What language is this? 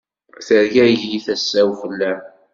Kabyle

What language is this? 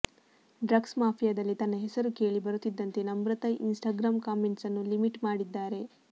Kannada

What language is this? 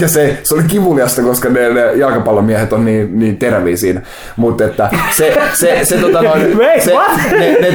Finnish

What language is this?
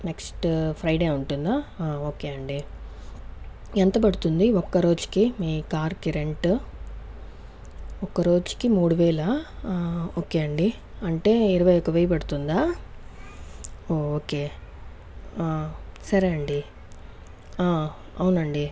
Telugu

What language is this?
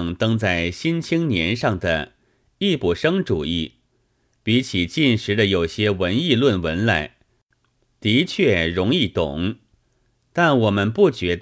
Chinese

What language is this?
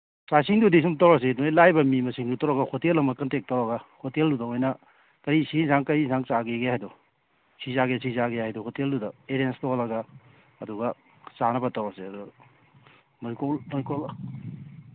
Manipuri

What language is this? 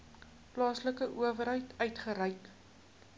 Afrikaans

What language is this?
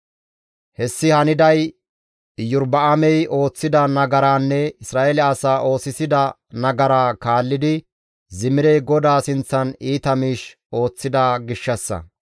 Gamo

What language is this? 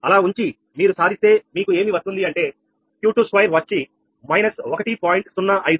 Telugu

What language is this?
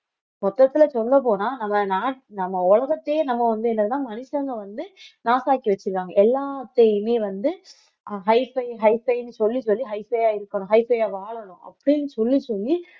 Tamil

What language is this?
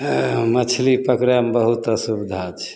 Maithili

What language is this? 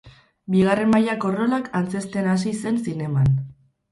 Basque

